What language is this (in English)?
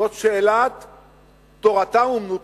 Hebrew